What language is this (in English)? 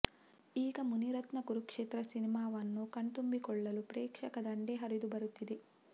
Kannada